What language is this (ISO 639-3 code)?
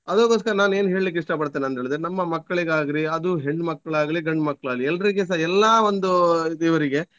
kan